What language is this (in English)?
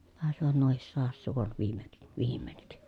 Finnish